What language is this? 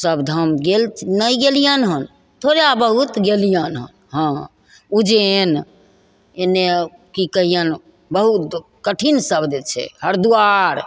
Maithili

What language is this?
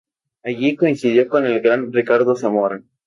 Spanish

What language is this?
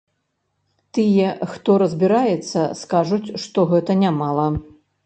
Belarusian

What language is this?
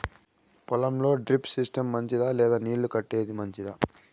Telugu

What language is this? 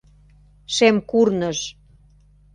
Mari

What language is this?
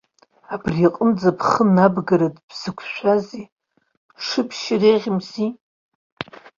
Abkhazian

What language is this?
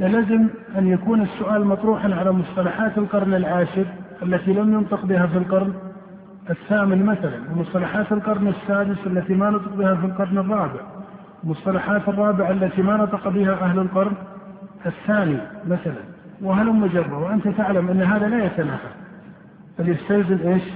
Arabic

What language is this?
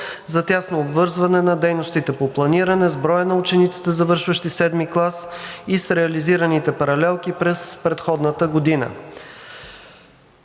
Bulgarian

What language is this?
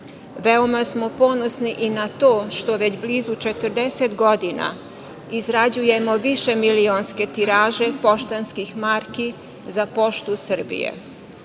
Serbian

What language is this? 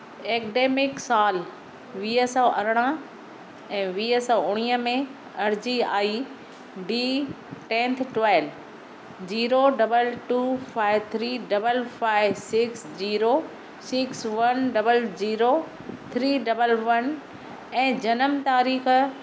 Sindhi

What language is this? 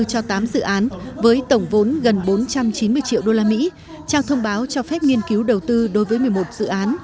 Vietnamese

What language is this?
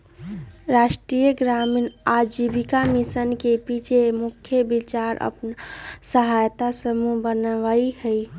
Magahi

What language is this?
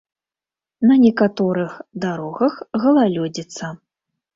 Belarusian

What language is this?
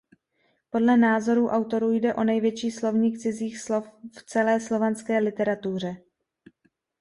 Czech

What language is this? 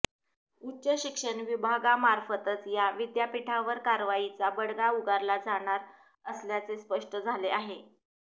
Marathi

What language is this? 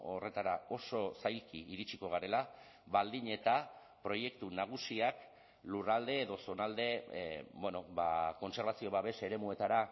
Basque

